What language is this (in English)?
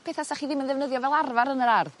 Welsh